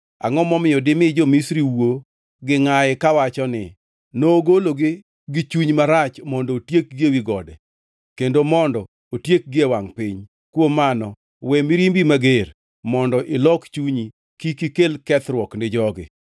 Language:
Luo (Kenya and Tanzania)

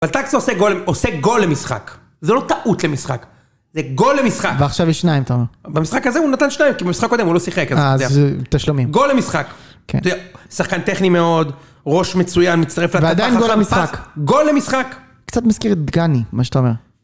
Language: Hebrew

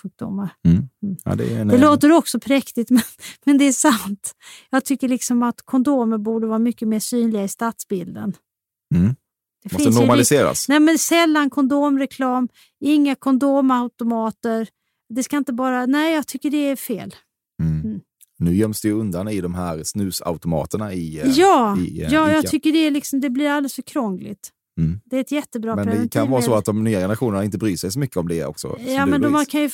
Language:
Swedish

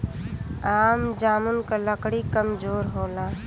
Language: Bhojpuri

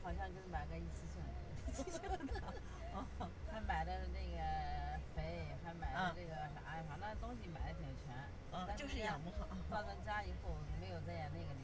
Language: Chinese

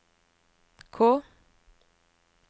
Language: Norwegian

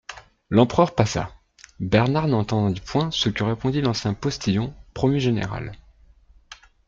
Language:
French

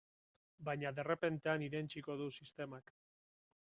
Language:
Basque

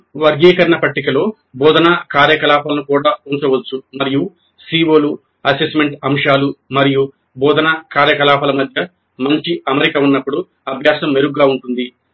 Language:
Telugu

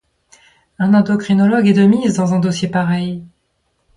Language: French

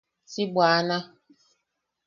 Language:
Yaqui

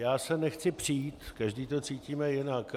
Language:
Czech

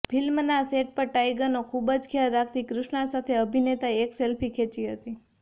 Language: Gujarati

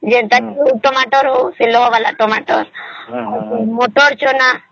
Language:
Odia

